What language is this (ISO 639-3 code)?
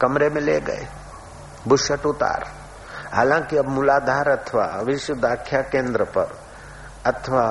hin